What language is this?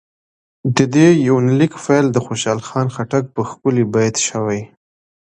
Pashto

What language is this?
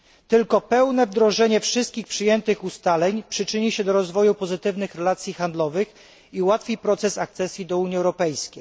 Polish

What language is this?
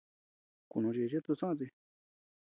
Tepeuxila Cuicatec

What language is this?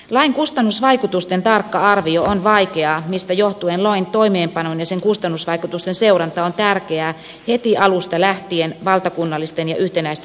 Finnish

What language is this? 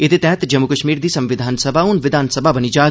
Dogri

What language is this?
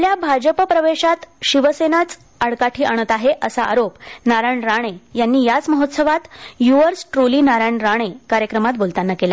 Marathi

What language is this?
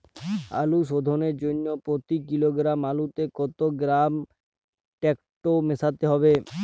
Bangla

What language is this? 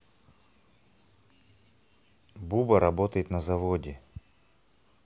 Russian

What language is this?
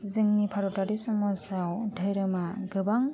Bodo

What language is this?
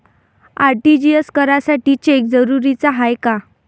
Marathi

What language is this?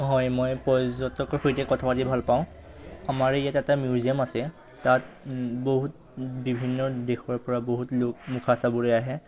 Assamese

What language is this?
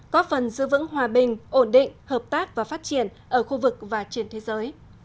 Vietnamese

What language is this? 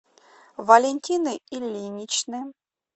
Russian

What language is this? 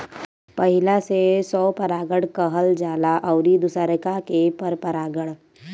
Bhojpuri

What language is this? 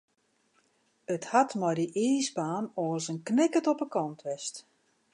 Western Frisian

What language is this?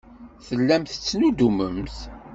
Kabyle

